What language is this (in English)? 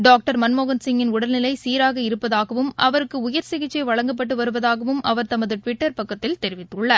Tamil